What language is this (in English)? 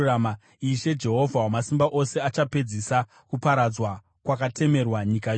Shona